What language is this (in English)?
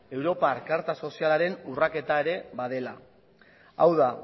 Basque